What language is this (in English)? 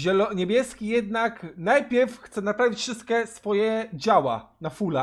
Polish